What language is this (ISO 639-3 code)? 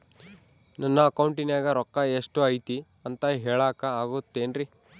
kan